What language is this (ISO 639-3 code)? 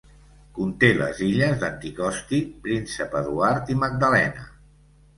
cat